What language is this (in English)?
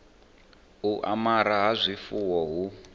Venda